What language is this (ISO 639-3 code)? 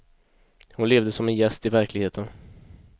swe